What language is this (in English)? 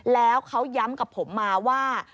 Thai